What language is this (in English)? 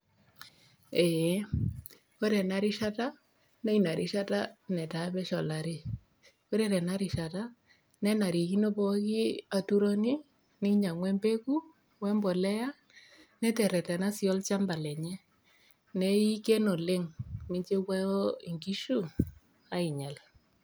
Masai